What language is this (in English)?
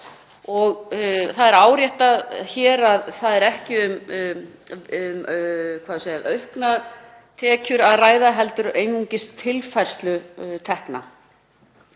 Icelandic